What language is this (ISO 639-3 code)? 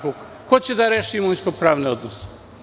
srp